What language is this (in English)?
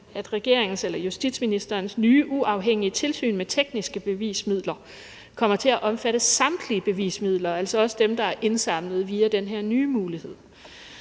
Danish